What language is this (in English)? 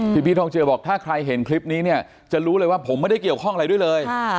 Thai